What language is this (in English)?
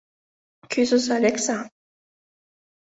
Mari